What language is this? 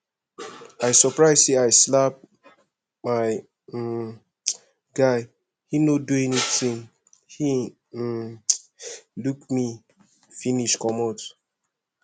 Nigerian Pidgin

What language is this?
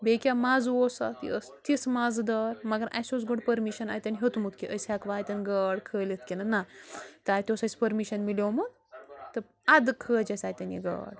Kashmiri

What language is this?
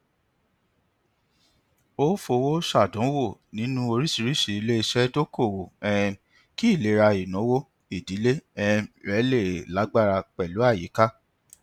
Yoruba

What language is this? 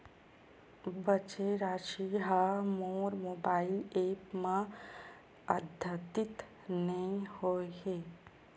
Chhattisgarhi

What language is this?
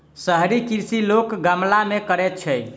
Maithili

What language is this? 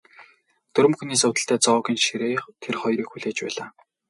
Mongolian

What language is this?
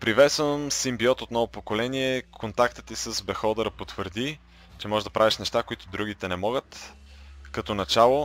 Bulgarian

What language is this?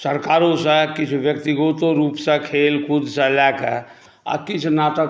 Maithili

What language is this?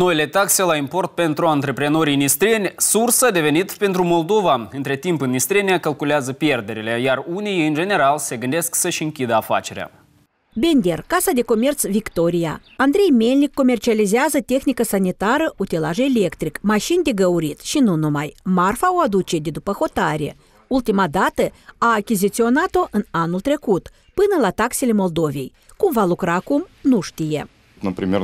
Romanian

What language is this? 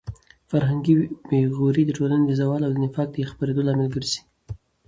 Pashto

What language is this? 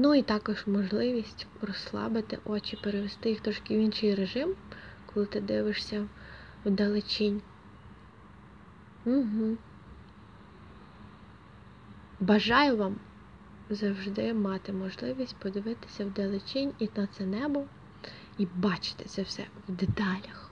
Ukrainian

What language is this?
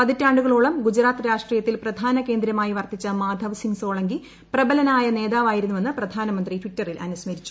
Malayalam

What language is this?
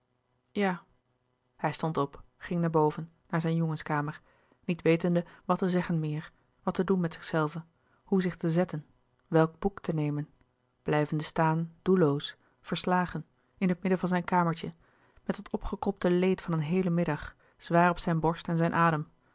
Dutch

